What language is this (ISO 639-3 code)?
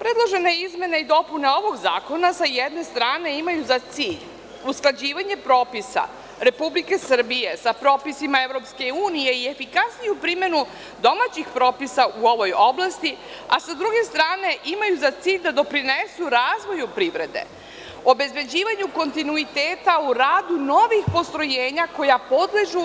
srp